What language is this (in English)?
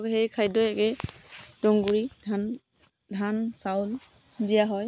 Assamese